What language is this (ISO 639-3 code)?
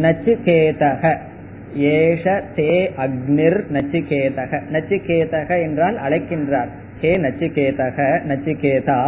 tam